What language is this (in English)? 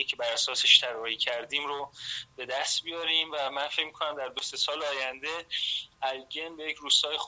Persian